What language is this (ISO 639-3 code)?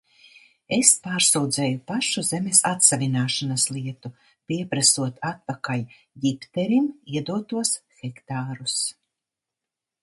lav